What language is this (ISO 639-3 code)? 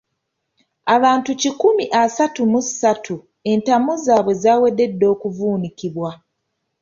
lug